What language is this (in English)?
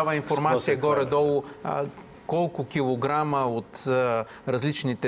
Bulgarian